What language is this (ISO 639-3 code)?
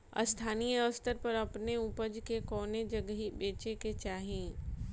bho